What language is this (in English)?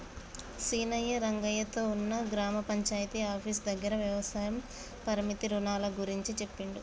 Telugu